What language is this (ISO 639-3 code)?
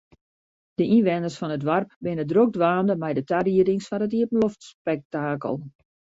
fry